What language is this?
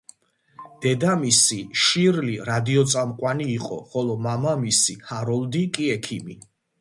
Georgian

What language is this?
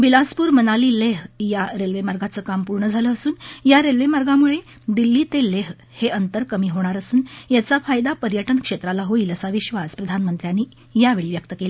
Marathi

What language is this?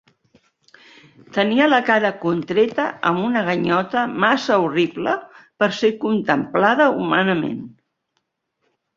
Catalan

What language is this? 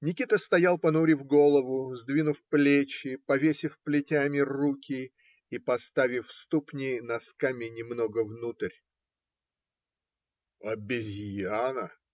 Russian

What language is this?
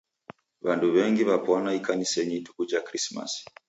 Taita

